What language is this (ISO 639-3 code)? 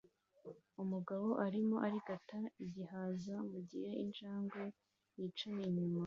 kin